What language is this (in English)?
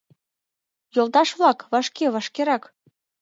Mari